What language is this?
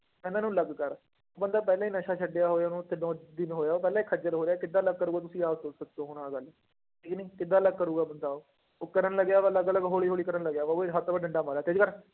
Punjabi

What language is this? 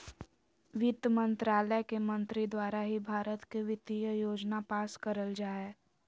Magahi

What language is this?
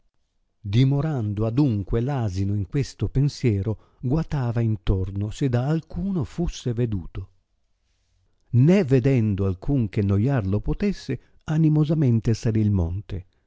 Italian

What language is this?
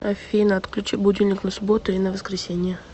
Russian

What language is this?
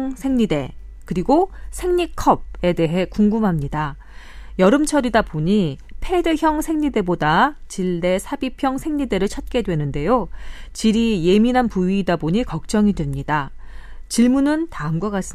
Korean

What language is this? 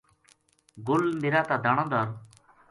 Gujari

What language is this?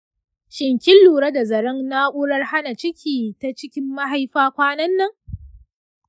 Hausa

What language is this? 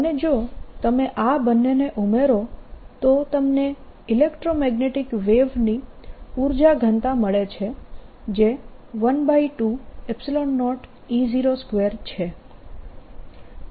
Gujarati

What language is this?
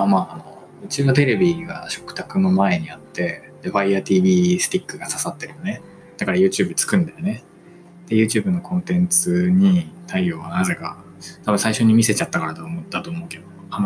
Japanese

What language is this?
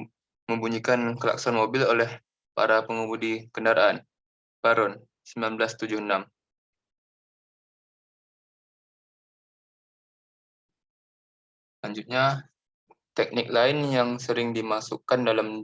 Indonesian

